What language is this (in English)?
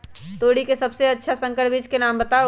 Magahi